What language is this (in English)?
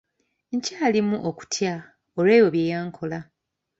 Ganda